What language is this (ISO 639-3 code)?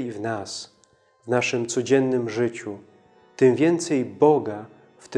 pol